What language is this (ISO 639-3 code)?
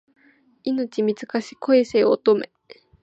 jpn